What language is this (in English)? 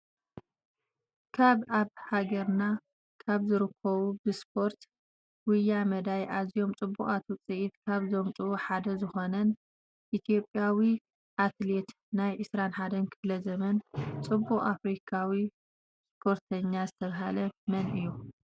Tigrinya